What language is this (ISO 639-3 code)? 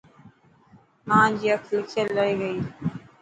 mki